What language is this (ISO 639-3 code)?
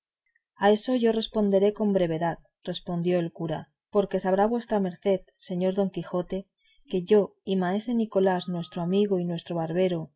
spa